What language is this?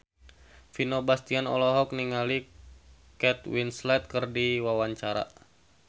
Sundanese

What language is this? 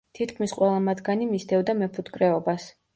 Georgian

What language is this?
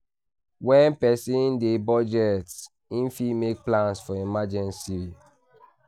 Nigerian Pidgin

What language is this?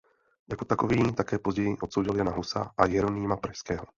Czech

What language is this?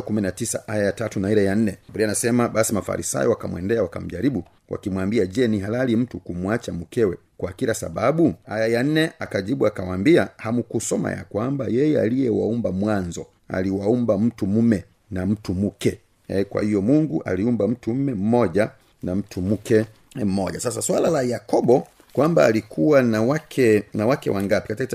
Swahili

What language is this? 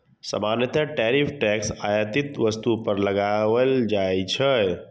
Maithili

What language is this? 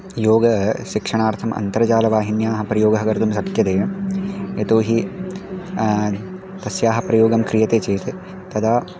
Sanskrit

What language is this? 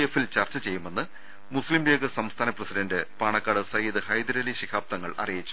Malayalam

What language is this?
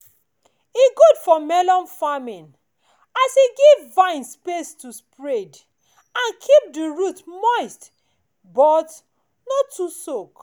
Nigerian Pidgin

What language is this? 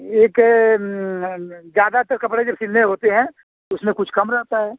Hindi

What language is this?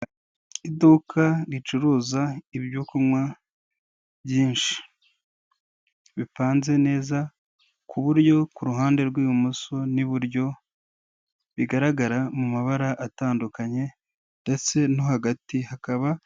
Kinyarwanda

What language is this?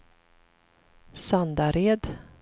Swedish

